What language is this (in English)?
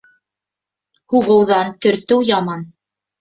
Bashkir